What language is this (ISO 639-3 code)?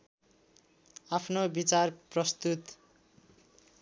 nep